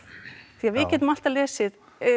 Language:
Icelandic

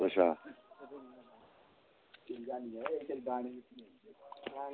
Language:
Dogri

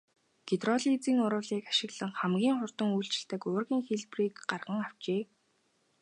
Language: Mongolian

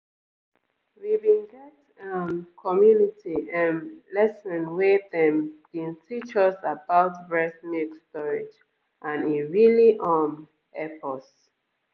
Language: Nigerian Pidgin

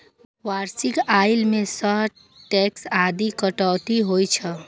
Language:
Maithili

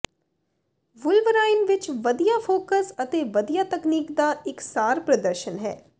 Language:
Punjabi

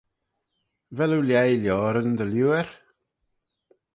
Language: Manx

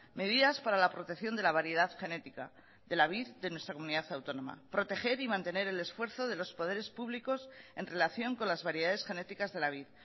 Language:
Spanish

